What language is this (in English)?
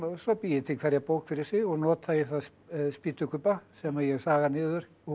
Icelandic